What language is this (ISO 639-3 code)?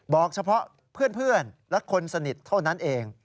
tha